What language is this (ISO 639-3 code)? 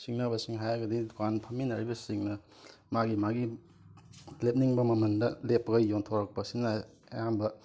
mni